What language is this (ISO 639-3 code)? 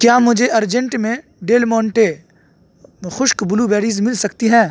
urd